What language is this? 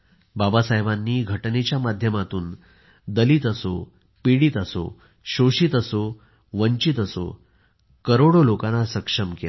Marathi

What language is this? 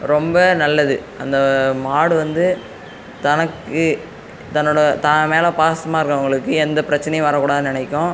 Tamil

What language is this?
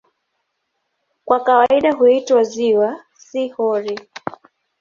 Swahili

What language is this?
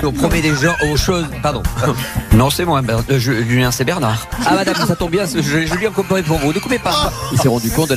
French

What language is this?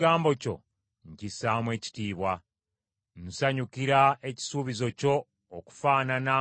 Ganda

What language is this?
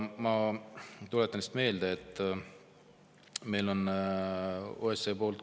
Estonian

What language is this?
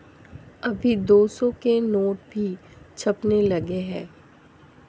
Hindi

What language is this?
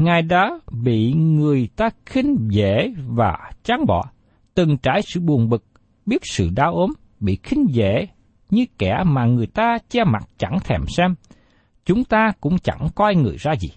Vietnamese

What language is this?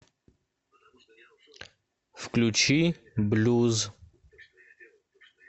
Russian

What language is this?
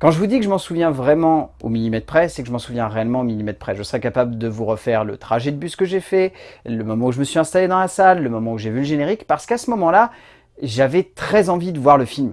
French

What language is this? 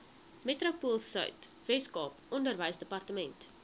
Afrikaans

